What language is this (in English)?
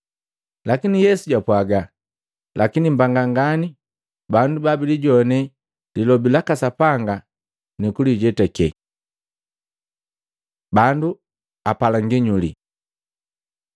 Matengo